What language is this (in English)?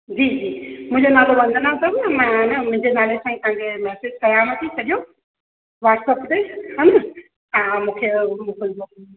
Sindhi